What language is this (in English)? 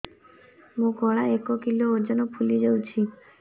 Odia